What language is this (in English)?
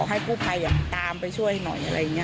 Thai